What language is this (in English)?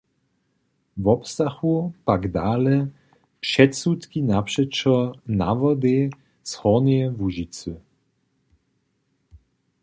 Upper Sorbian